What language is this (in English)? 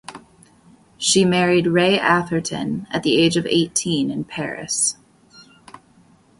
English